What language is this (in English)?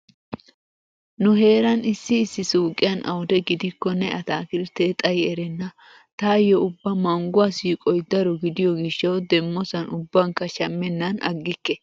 Wolaytta